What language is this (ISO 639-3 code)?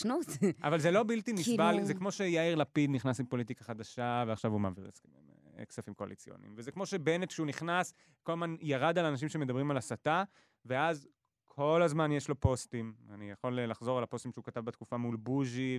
heb